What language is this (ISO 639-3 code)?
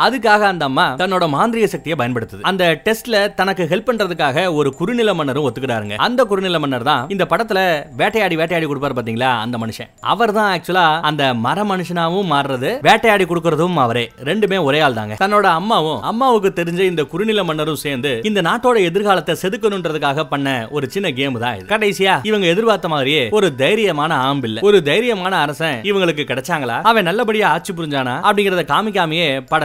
tam